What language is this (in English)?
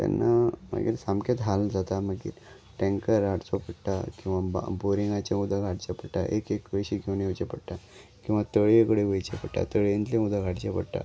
Konkani